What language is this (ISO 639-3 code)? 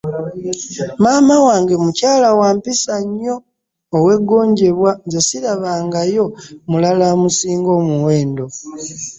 lug